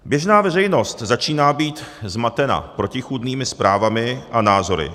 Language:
Czech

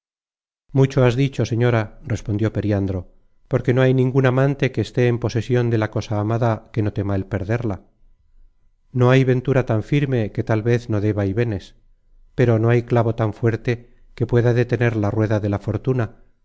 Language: Spanish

